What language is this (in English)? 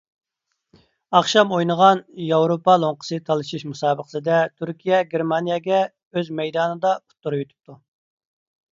Uyghur